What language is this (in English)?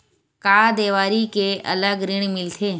Chhattisgarhi